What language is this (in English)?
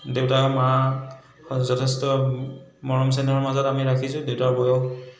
Assamese